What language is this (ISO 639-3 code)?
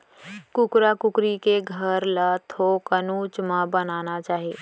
hne